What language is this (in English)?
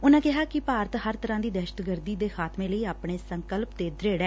Punjabi